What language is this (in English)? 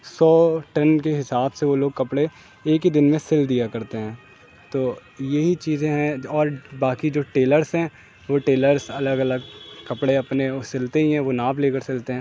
Urdu